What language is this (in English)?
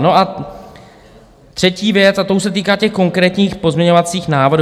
Czech